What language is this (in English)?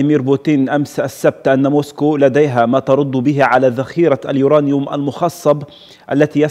Arabic